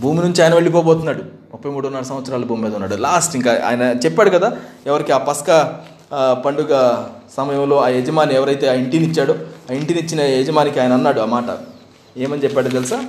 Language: Telugu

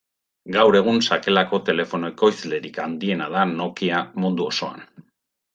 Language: Basque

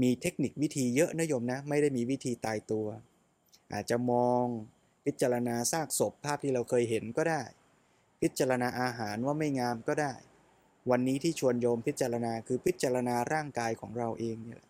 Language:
Thai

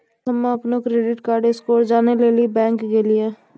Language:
Maithili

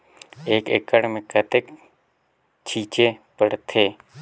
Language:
Chhattisgarhi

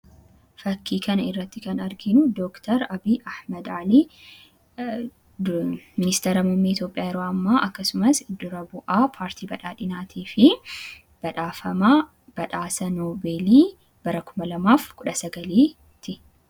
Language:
Oromo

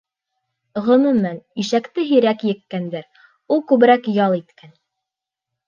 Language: Bashkir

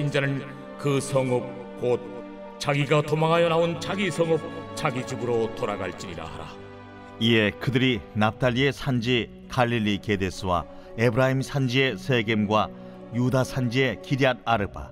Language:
Korean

